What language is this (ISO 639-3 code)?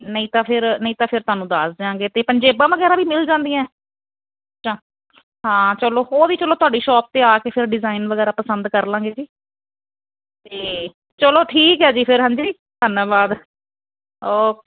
pan